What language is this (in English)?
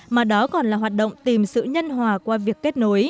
Vietnamese